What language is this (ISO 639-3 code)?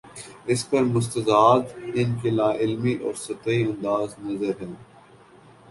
urd